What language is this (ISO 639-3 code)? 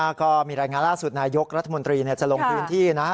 tha